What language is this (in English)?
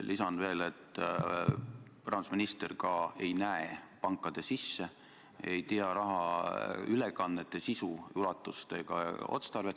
Estonian